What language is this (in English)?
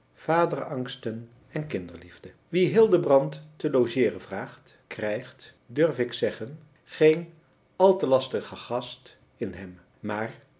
Dutch